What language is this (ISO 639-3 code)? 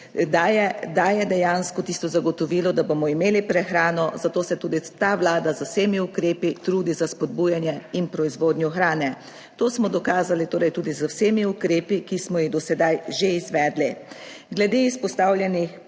slv